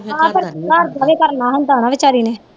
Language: Punjabi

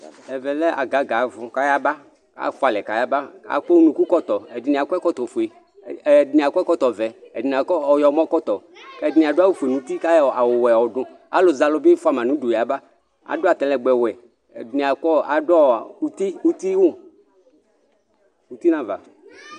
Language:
Ikposo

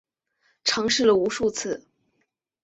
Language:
Chinese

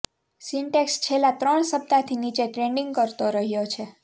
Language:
Gujarati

